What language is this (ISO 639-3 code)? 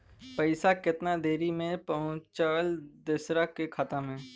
bho